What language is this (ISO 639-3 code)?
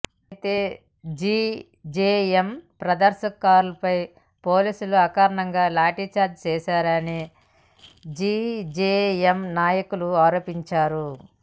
tel